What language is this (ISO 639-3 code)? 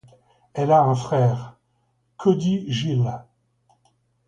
fra